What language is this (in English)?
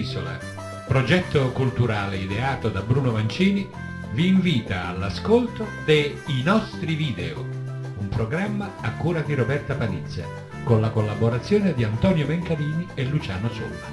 Italian